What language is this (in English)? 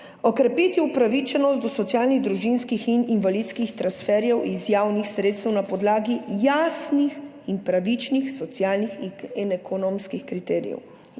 Slovenian